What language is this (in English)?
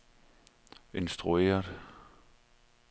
Danish